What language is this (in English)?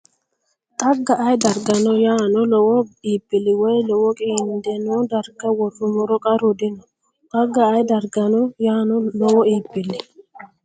Sidamo